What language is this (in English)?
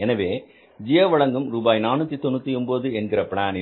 Tamil